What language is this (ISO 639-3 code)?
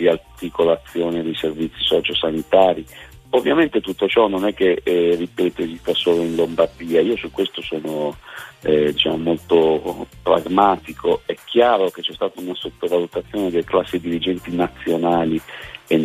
ita